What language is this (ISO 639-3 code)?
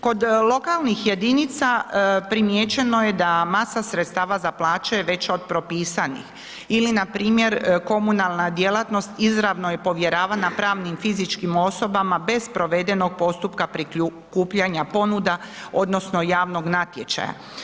hrv